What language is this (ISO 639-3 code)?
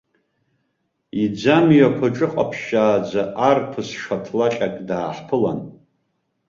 abk